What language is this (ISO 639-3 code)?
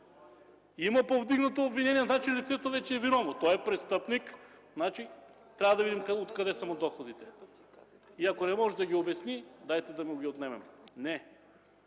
bul